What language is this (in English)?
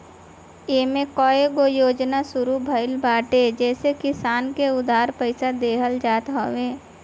Bhojpuri